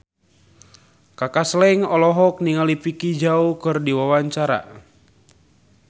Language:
Sundanese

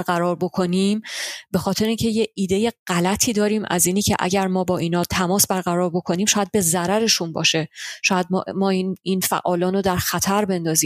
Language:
Persian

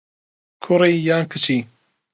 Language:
Central Kurdish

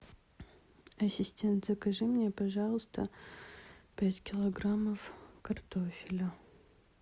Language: Russian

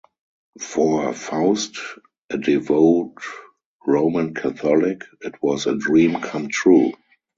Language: English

